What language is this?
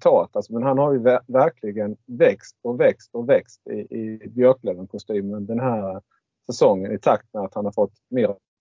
Swedish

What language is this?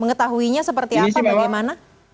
Indonesian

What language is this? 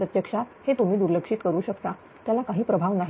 Marathi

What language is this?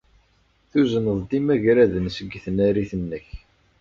Kabyle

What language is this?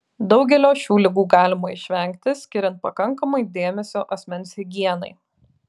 Lithuanian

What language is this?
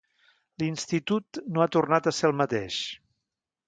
Catalan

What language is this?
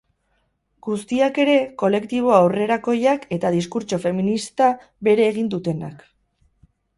Basque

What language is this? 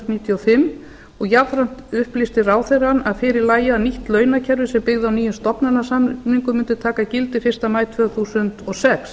Icelandic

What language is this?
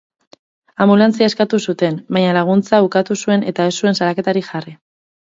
Basque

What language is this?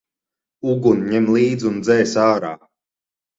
Latvian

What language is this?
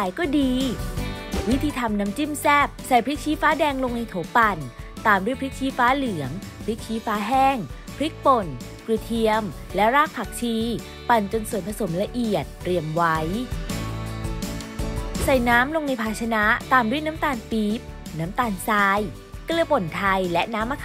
Thai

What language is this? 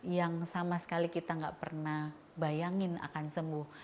Indonesian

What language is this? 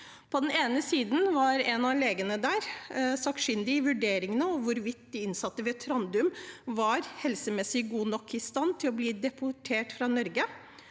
Norwegian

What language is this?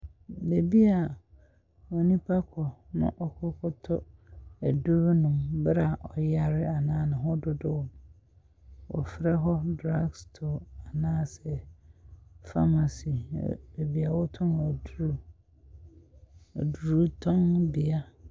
Akan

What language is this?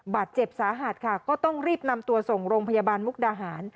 Thai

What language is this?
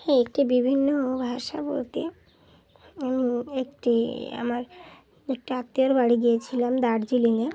Bangla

